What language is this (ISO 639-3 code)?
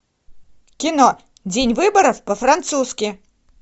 rus